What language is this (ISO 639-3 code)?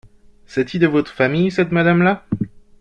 fra